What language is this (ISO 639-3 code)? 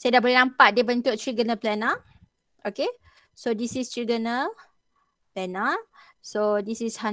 msa